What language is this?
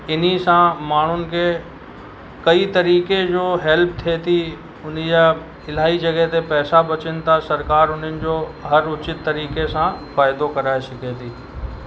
Sindhi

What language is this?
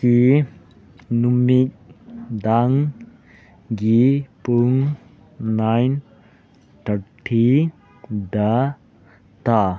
Manipuri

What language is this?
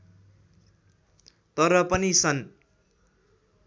Nepali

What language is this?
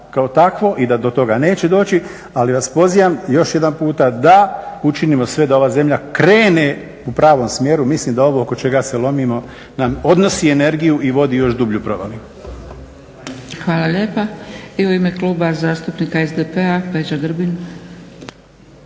Croatian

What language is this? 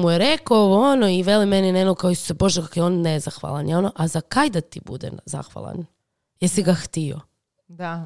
Croatian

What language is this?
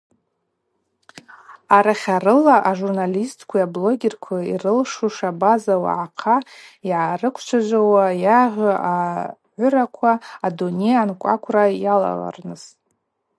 Abaza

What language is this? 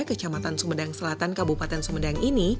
Indonesian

